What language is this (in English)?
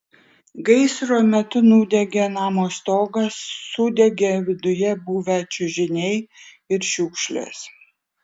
Lithuanian